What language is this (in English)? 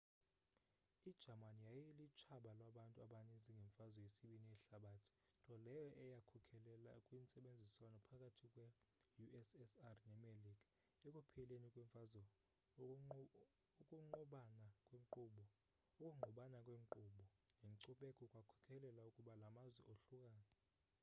Xhosa